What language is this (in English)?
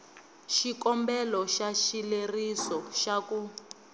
Tsonga